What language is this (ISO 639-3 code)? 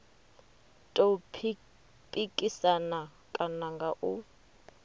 ven